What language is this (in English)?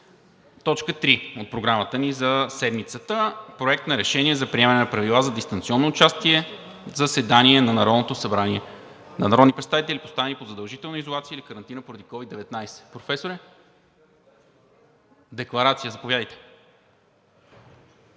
Bulgarian